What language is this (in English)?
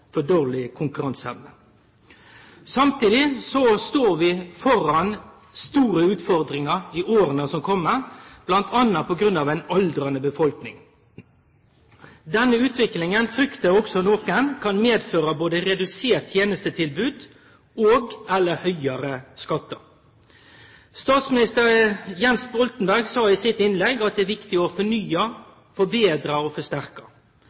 Norwegian Nynorsk